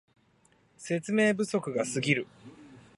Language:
Japanese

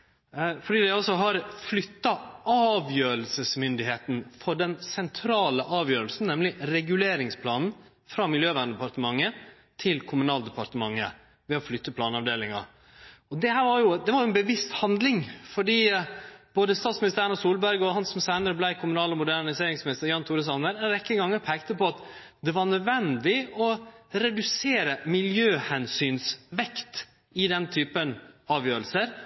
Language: Norwegian Nynorsk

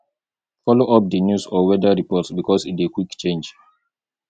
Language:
Nigerian Pidgin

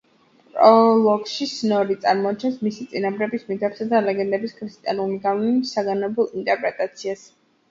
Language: Georgian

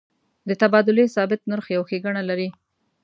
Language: Pashto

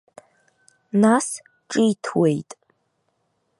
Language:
Abkhazian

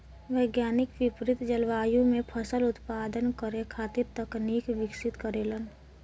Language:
Bhojpuri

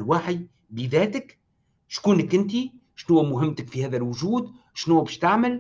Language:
Arabic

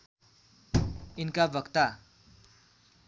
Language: Nepali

